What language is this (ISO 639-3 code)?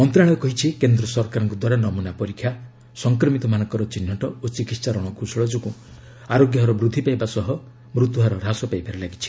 ori